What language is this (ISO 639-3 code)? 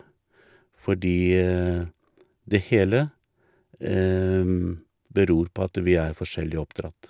nor